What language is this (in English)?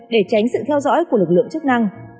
Vietnamese